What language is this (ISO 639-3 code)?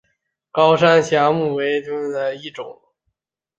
zho